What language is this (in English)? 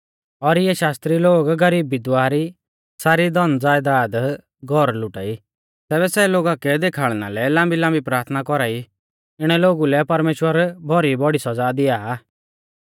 Mahasu Pahari